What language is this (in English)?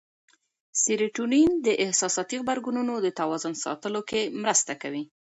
Pashto